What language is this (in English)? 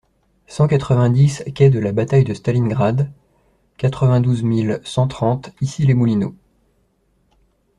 French